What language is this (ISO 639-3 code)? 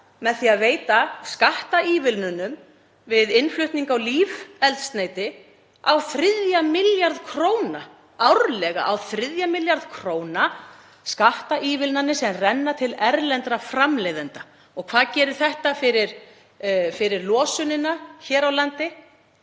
isl